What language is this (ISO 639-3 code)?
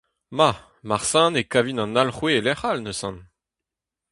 bre